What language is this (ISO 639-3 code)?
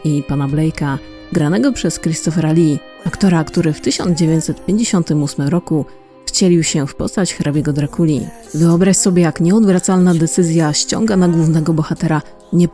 pol